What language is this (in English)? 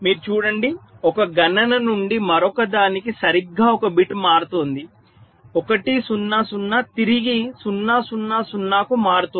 Telugu